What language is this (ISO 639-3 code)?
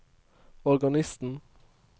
nor